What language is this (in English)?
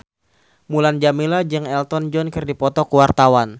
Sundanese